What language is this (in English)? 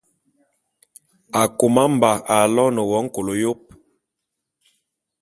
Bulu